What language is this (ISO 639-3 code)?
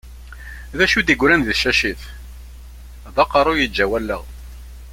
kab